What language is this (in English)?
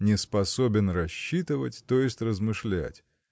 Russian